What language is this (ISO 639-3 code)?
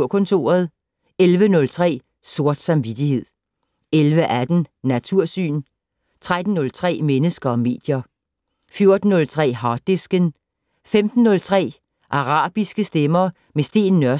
dan